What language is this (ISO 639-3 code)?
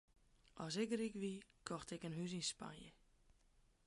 fry